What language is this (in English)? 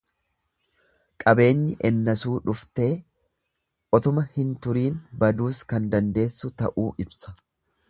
Oromo